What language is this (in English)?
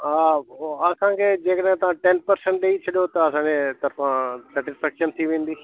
Sindhi